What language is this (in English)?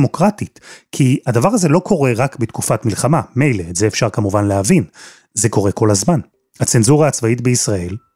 Hebrew